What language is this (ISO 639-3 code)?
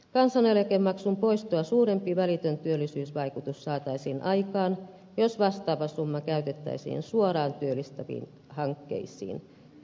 fin